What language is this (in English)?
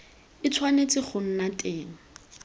Tswana